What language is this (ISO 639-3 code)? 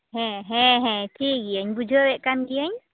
sat